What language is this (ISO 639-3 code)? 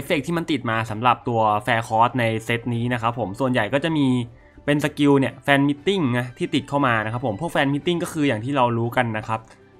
tha